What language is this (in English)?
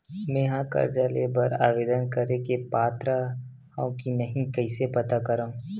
Chhattisgarhi